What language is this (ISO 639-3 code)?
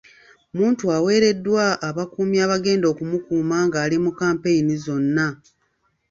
lug